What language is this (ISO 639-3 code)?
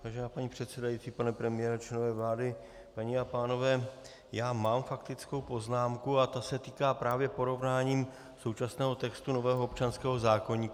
ces